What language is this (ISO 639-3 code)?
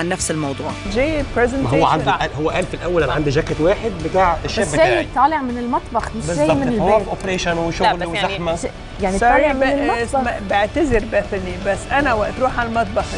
ara